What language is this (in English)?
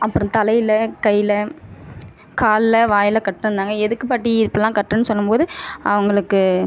Tamil